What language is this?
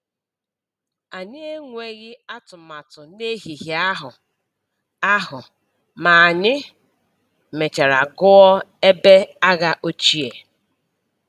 Igbo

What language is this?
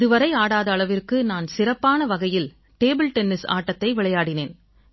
Tamil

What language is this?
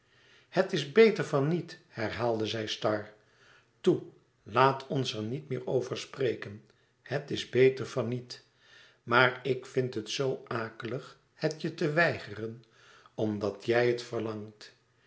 Dutch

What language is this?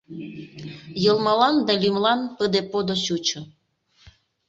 Mari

